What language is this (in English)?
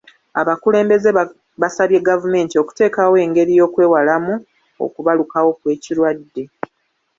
Ganda